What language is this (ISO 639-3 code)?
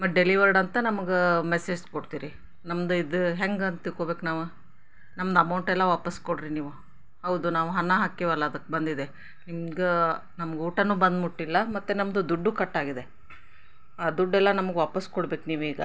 kan